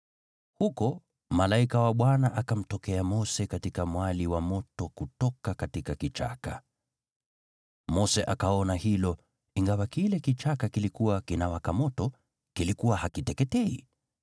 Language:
Swahili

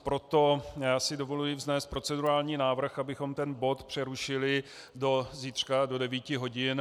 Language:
Czech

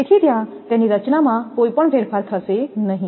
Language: Gujarati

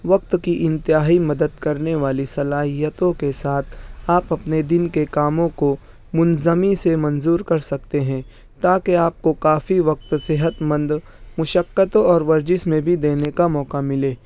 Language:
Urdu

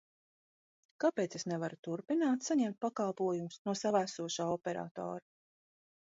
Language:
Latvian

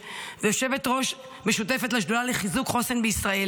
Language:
Hebrew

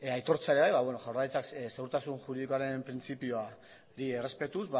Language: Basque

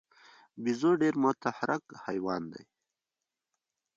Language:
Pashto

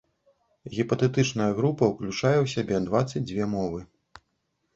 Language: Belarusian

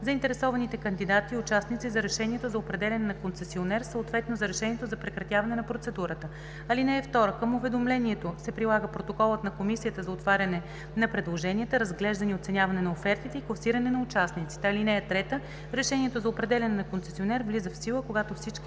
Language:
Bulgarian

